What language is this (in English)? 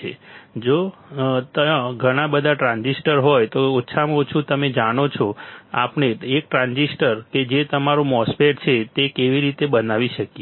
Gujarati